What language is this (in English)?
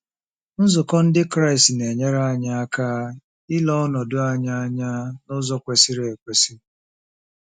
Igbo